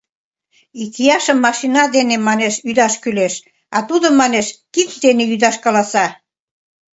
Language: Mari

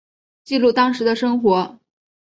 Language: Chinese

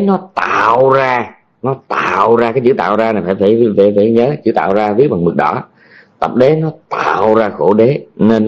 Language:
Vietnamese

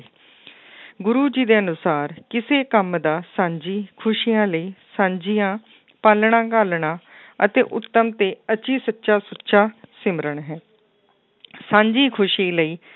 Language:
Punjabi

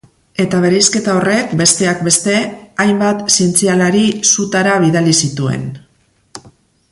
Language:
Basque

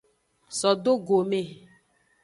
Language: Aja (Benin)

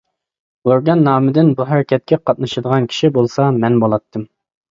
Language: Uyghur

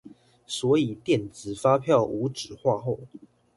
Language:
Chinese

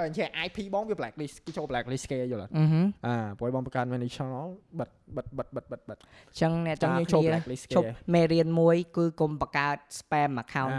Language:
Vietnamese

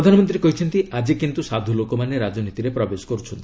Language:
Odia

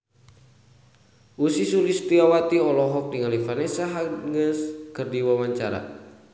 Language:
Sundanese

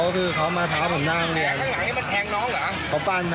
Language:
Thai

